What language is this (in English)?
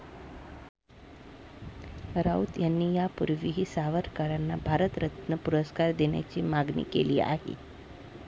Marathi